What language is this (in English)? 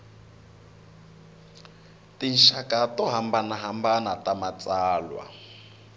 Tsonga